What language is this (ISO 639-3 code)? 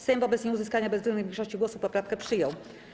pol